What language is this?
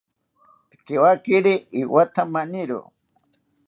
South Ucayali Ashéninka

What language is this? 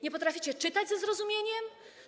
Polish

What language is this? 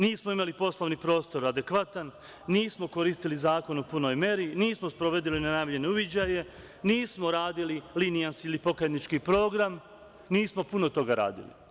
Serbian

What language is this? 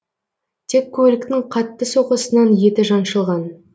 Kazakh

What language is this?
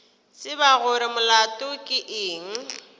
Northern Sotho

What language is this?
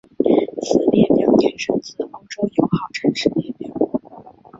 Chinese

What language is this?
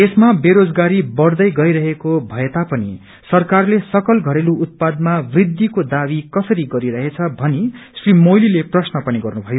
Nepali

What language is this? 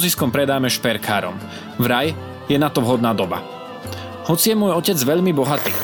Slovak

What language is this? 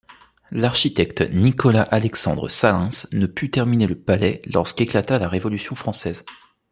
French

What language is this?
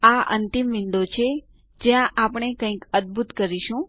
Gujarati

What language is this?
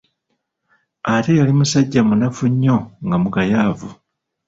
Ganda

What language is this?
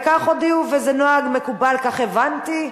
Hebrew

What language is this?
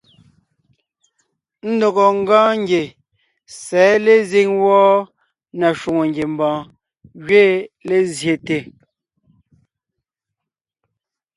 Ngiemboon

